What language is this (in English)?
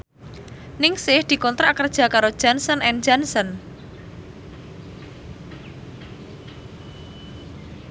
Javanese